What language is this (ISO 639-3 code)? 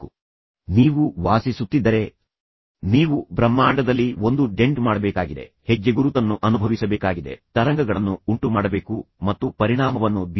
kan